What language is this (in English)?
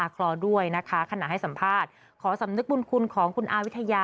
Thai